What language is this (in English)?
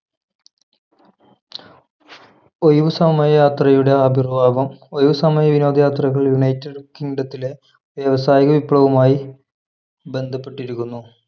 Malayalam